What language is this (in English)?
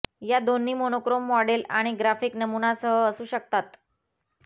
Marathi